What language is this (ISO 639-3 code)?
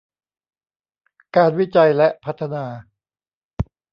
tha